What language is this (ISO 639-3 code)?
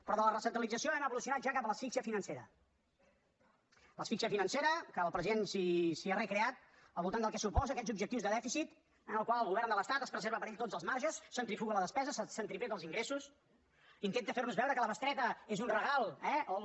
cat